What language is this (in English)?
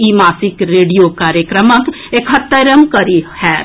Maithili